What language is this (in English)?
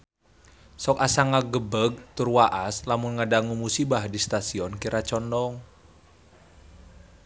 Sundanese